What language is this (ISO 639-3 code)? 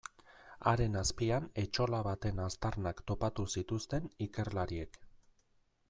eus